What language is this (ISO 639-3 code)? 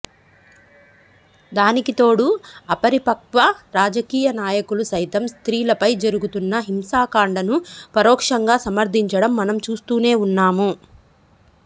tel